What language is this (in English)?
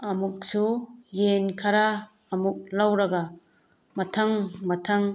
Manipuri